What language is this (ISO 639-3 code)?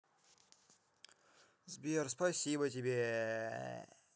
rus